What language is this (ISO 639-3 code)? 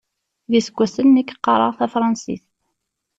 kab